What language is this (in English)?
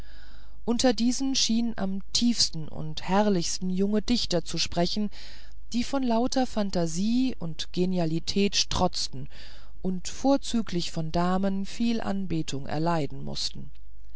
German